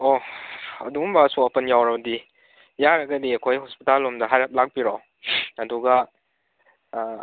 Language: Manipuri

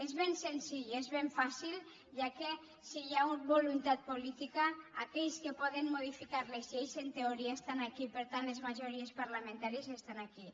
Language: Catalan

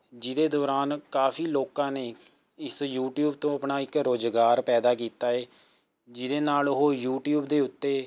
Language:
Punjabi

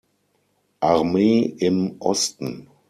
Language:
German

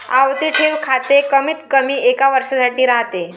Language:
Marathi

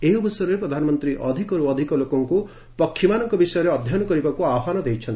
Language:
Odia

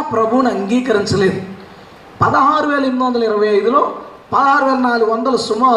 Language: Telugu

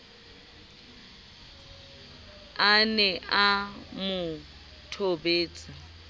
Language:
Southern Sotho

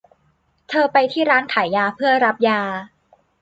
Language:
Thai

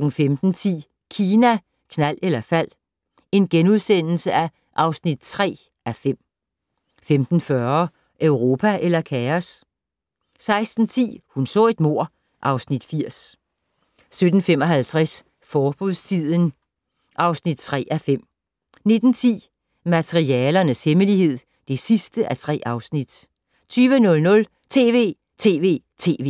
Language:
Danish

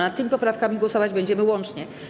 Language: Polish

